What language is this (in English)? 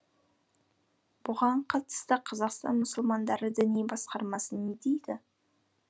Kazakh